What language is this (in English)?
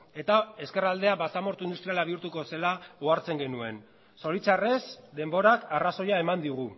Basque